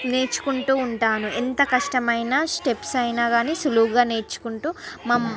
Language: Telugu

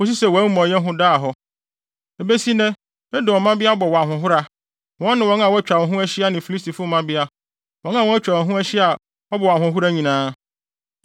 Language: Akan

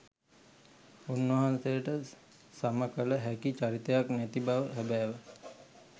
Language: Sinhala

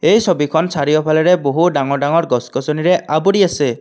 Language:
Assamese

